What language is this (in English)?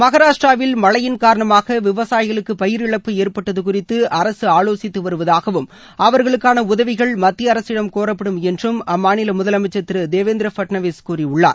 Tamil